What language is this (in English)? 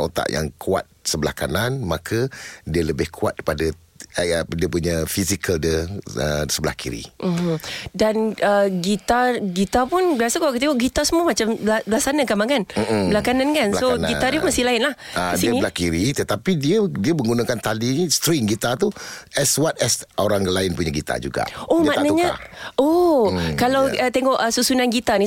Malay